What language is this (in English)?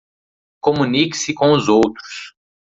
Portuguese